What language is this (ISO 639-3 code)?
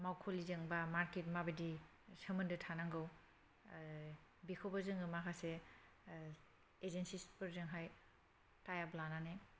brx